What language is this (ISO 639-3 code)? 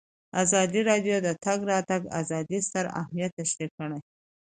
pus